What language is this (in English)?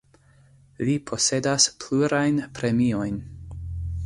Esperanto